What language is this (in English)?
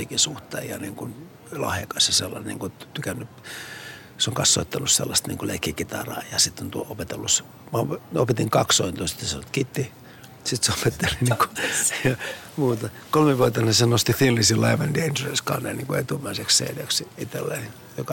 Finnish